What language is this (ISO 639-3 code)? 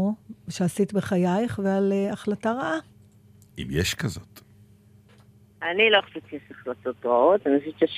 heb